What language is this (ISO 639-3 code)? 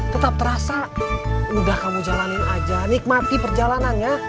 ind